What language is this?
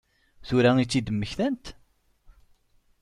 Kabyle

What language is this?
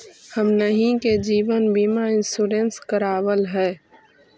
Magahi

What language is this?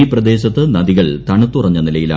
Malayalam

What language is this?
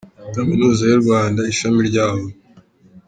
Kinyarwanda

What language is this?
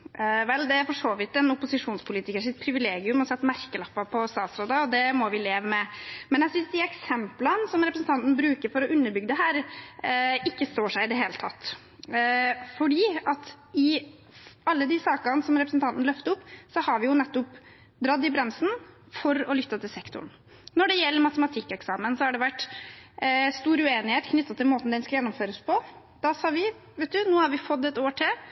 Norwegian Bokmål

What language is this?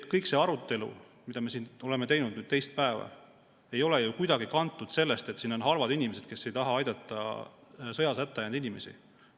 Estonian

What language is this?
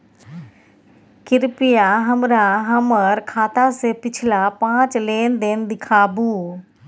Maithili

